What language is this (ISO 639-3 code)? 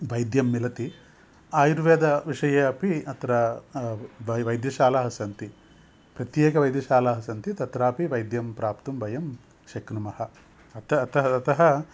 san